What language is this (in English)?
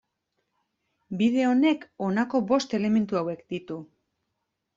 Basque